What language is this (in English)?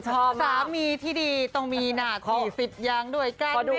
Thai